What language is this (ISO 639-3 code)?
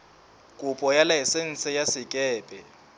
sot